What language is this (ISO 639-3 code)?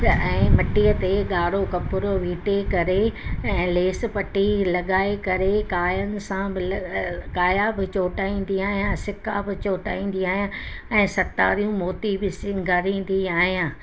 snd